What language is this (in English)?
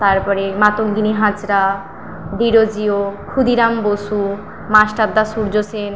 Bangla